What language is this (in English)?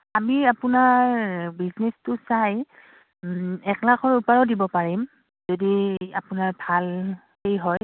Assamese